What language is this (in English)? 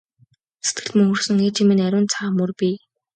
Mongolian